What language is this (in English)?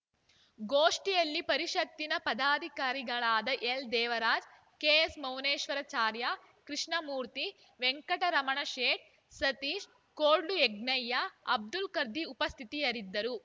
Kannada